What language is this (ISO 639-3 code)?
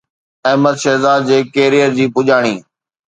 snd